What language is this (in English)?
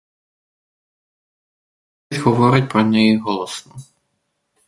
Ukrainian